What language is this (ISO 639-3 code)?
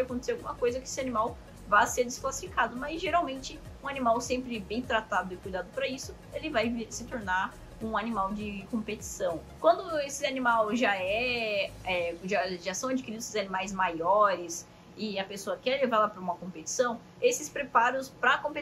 por